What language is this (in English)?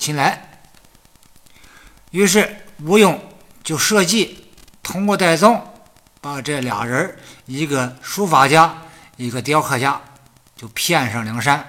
Chinese